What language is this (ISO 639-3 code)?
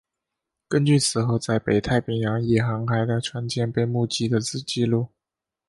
zho